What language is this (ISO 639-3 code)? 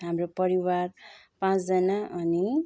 nep